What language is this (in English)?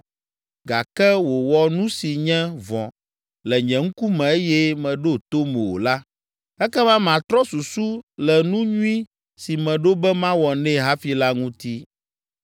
Ewe